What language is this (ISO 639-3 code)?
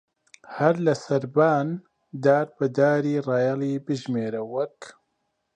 ckb